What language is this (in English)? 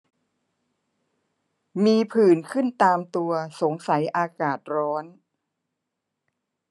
Thai